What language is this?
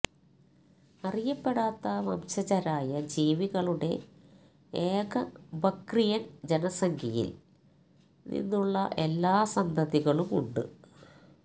Malayalam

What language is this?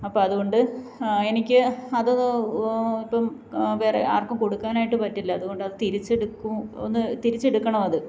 Malayalam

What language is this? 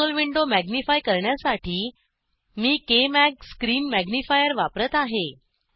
Marathi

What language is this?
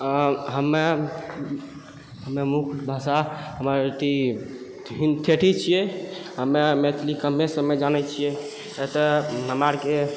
Maithili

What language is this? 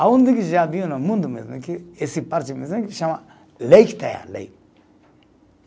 Portuguese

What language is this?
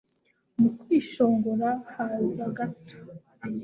Kinyarwanda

